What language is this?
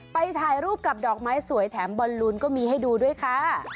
Thai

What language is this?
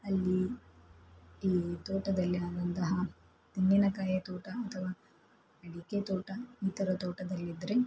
Kannada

